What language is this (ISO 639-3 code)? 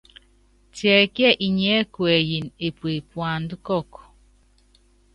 yav